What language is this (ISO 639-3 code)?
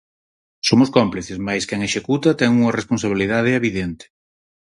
glg